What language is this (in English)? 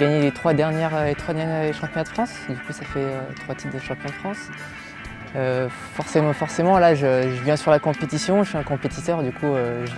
French